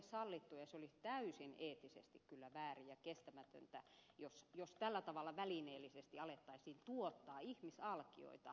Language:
Finnish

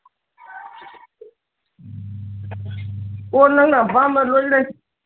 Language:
Manipuri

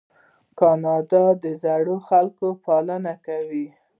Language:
Pashto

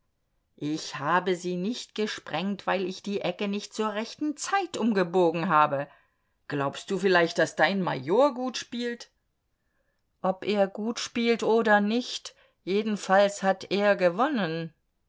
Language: German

